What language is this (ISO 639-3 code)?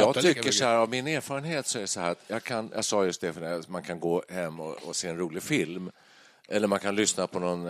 swe